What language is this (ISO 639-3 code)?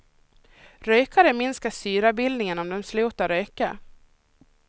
swe